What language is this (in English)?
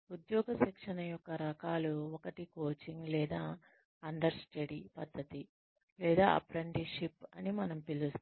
Telugu